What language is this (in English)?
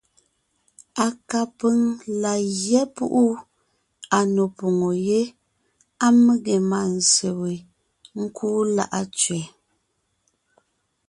Ngiemboon